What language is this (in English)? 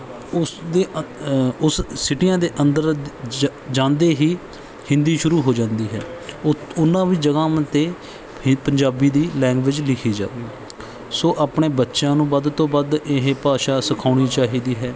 Punjabi